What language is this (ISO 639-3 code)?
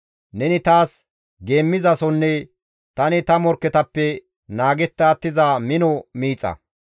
gmv